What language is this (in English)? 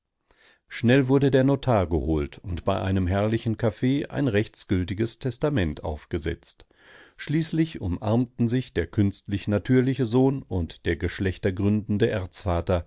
German